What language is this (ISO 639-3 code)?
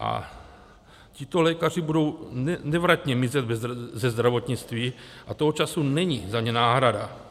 ces